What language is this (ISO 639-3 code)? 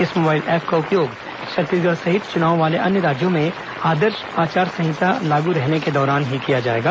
hin